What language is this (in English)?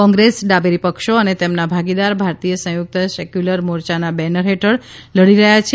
Gujarati